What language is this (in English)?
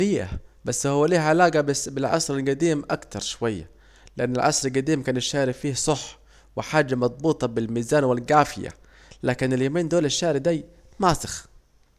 Saidi Arabic